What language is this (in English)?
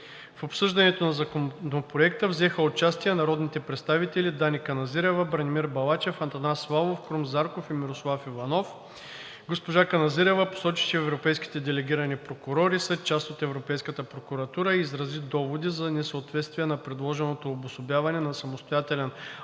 Bulgarian